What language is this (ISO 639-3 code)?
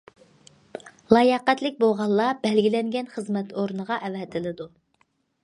uig